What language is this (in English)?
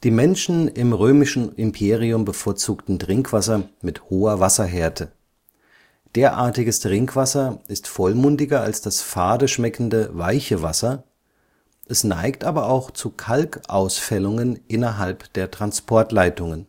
German